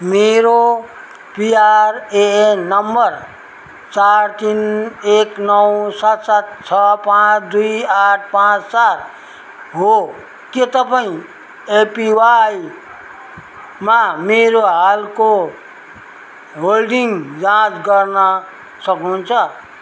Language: Nepali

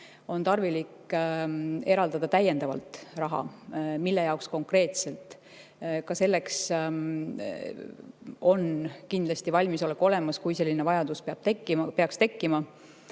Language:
Estonian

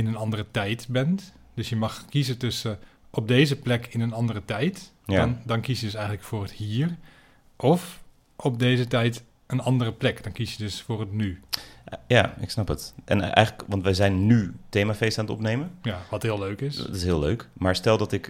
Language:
Dutch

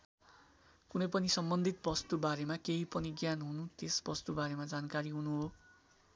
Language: Nepali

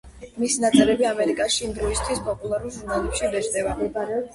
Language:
Georgian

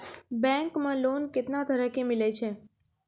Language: Maithili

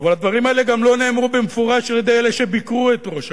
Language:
Hebrew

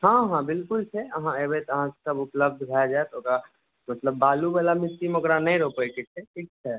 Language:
Maithili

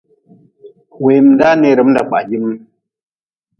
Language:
Nawdm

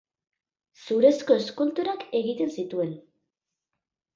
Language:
Basque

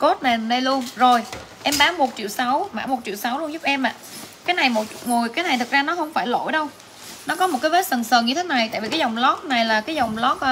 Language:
Vietnamese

